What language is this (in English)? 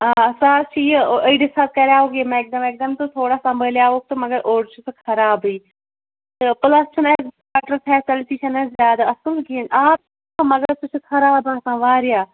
Kashmiri